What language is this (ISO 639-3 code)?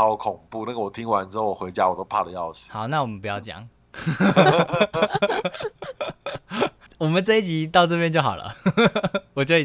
zho